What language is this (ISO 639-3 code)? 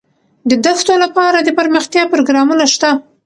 pus